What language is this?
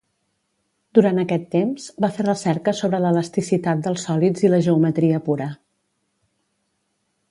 Catalan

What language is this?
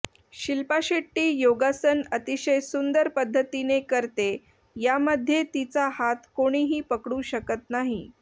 Marathi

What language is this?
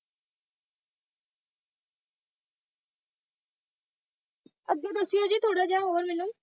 Punjabi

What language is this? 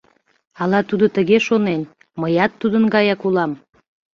Mari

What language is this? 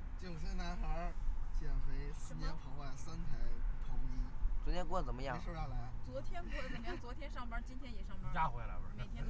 Chinese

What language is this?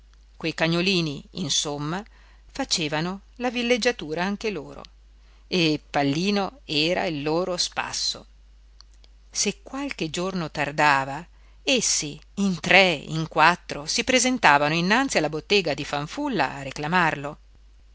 Italian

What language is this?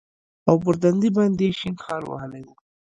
Pashto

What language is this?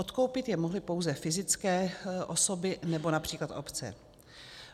Czech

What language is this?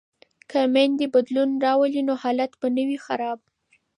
Pashto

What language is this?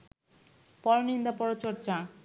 Bangla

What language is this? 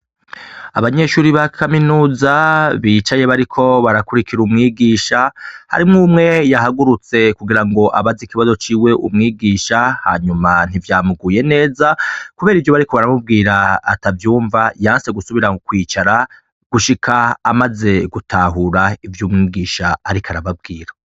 Rundi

